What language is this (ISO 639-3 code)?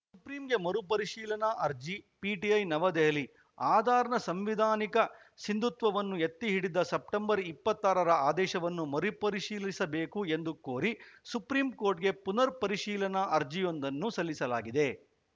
kan